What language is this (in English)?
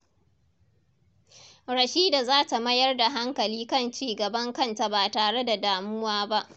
Hausa